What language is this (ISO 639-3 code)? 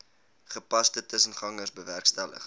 afr